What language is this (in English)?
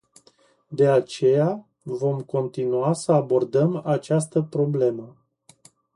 Romanian